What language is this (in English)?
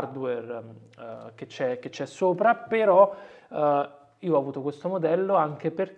Italian